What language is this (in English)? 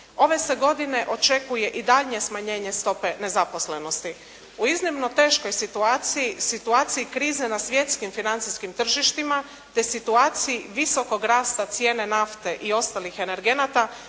Croatian